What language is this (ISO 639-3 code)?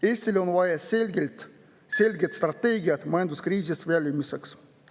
est